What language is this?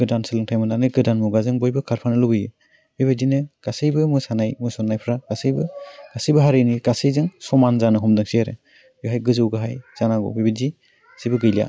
Bodo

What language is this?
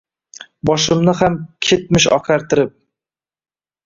Uzbek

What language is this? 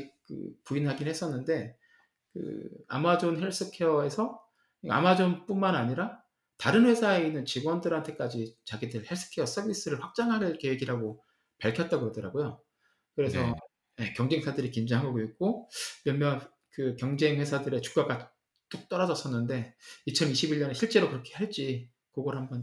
Korean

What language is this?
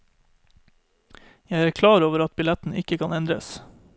Norwegian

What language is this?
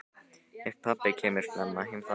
Icelandic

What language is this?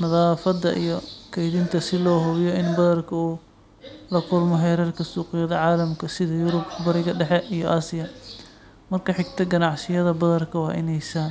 Somali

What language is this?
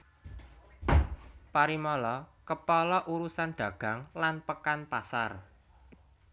Javanese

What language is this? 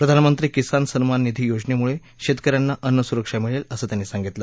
Marathi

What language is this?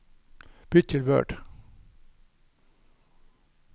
Norwegian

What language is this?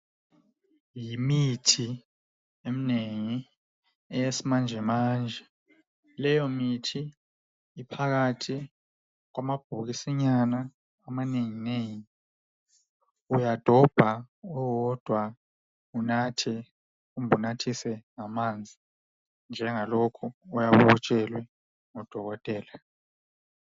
North Ndebele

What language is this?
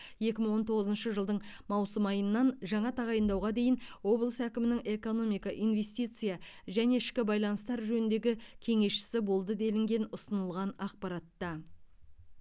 Kazakh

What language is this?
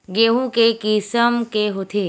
Chhattisgarhi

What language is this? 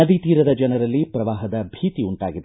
Kannada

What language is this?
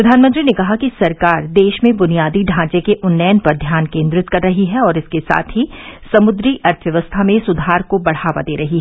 Hindi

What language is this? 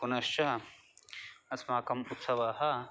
Sanskrit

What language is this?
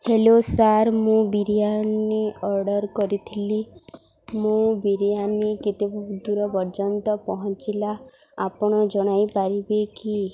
Odia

